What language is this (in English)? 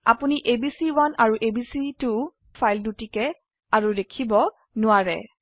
Assamese